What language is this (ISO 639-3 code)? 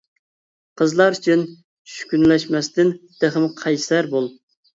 uig